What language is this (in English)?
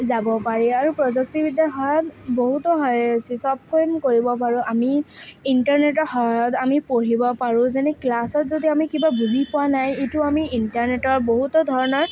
Assamese